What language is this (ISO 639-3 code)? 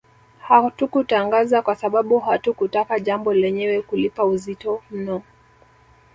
swa